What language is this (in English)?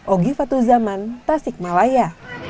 Indonesian